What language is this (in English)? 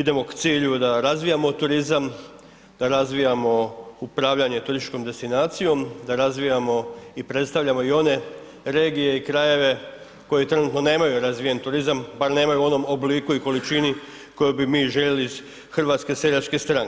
Croatian